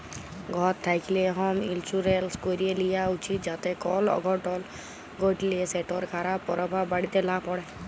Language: Bangla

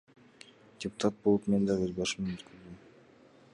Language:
Kyrgyz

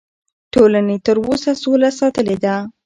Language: Pashto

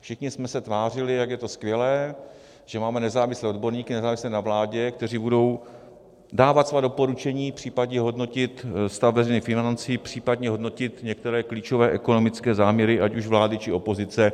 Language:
Czech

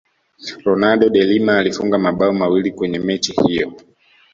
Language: Swahili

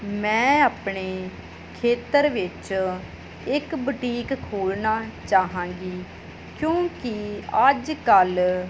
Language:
Punjabi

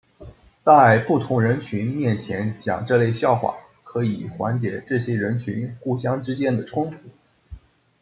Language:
Chinese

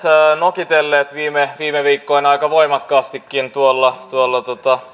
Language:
Finnish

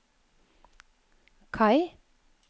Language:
Norwegian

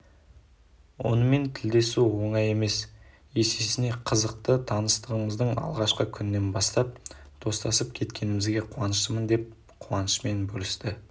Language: Kazakh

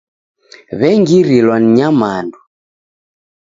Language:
Taita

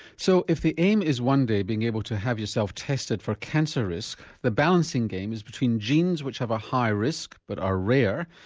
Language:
English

